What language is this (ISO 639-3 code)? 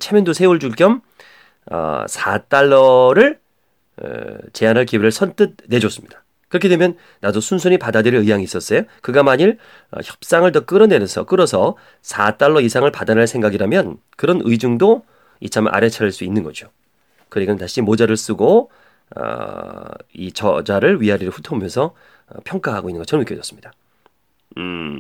kor